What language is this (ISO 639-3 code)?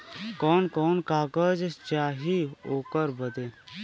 bho